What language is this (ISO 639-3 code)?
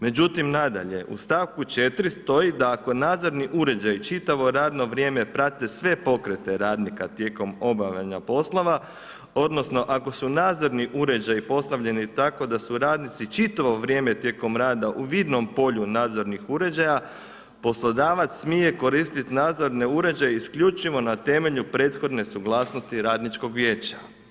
hrv